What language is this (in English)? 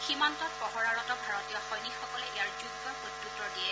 Assamese